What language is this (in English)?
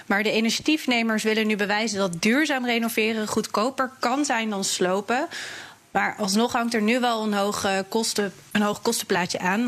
Dutch